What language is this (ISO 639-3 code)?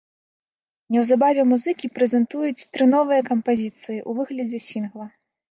bel